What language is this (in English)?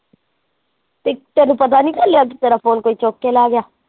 Punjabi